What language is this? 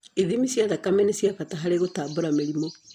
Kikuyu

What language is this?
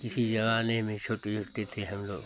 Hindi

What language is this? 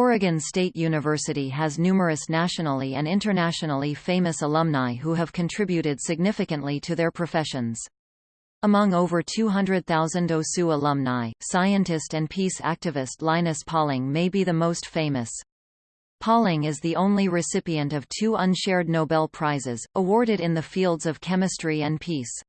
English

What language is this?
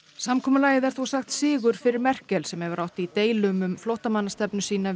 Icelandic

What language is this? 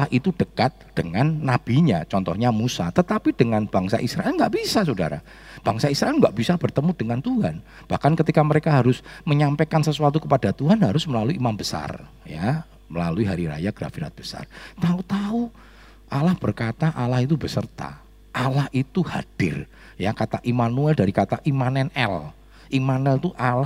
Indonesian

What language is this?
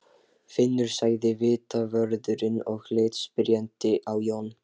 Icelandic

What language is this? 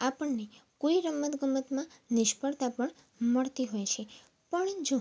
Gujarati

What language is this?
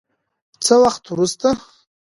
Pashto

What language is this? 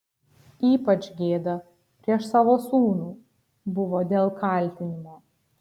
Lithuanian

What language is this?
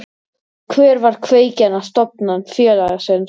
Icelandic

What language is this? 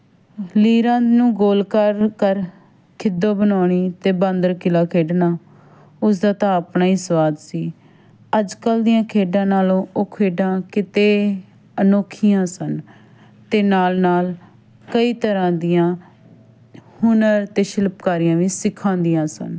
Punjabi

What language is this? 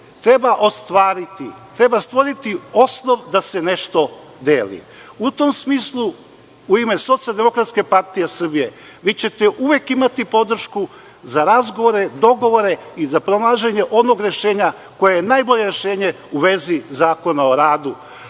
Serbian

